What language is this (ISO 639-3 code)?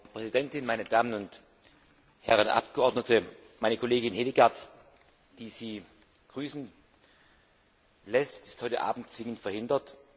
deu